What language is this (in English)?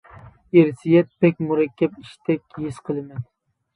Uyghur